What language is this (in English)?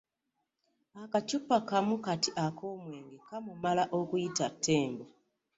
Ganda